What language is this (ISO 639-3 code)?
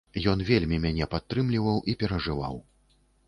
bel